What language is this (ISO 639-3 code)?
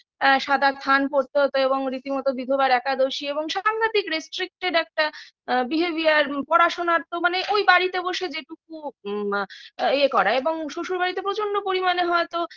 ben